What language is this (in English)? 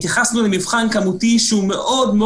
Hebrew